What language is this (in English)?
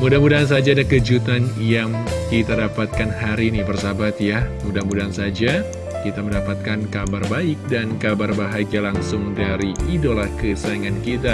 Indonesian